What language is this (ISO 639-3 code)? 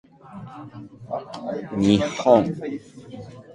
jpn